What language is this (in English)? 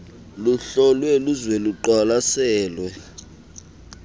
Xhosa